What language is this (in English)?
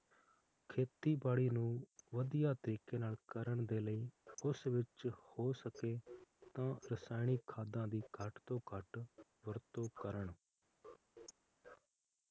Punjabi